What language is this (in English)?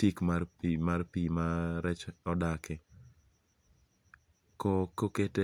Luo (Kenya and Tanzania)